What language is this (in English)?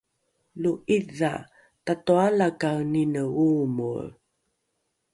Rukai